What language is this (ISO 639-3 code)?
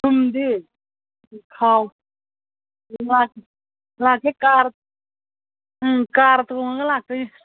mni